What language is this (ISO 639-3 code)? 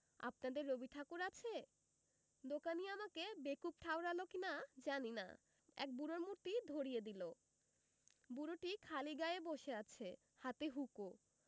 ben